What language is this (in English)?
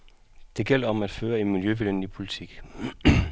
Danish